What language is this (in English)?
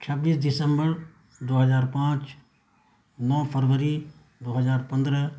Urdu